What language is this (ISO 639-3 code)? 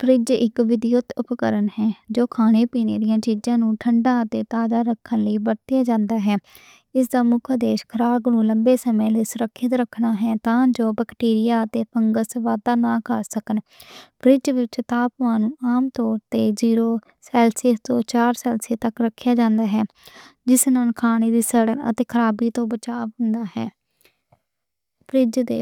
lah